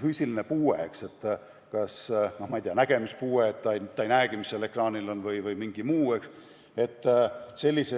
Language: Estonian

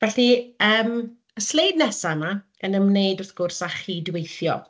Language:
Welsh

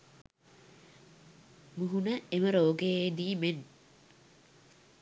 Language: Sinhala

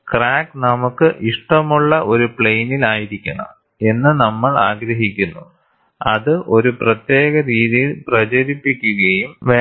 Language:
Malayalam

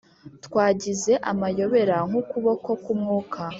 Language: Kinyarwanda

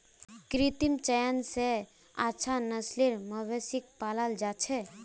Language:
Magahi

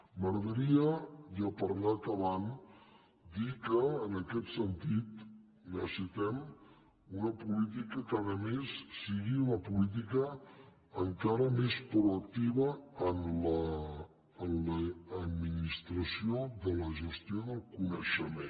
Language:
Catalan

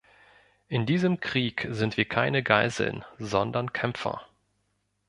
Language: German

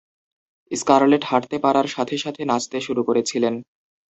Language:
Bangla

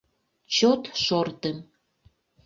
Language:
Mari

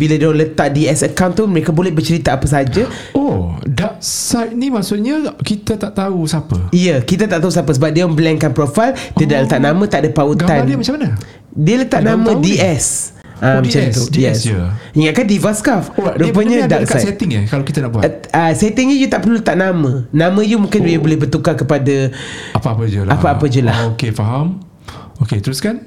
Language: Malay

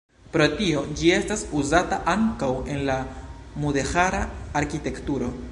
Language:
Esperanto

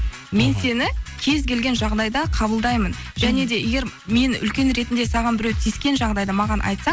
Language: Kazakh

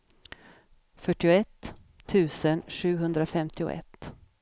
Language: Swedish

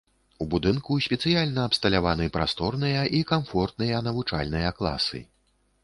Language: Belarusian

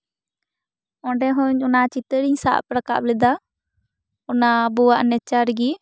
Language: Santali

